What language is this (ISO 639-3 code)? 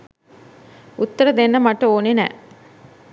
sin